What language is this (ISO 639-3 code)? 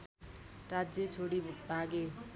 nep